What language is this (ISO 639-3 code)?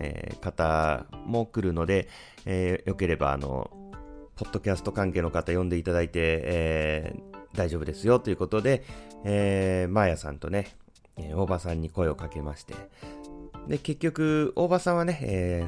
jpn